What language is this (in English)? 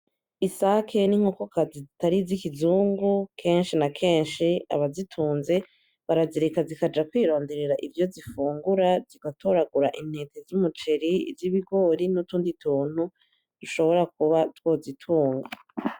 Rundi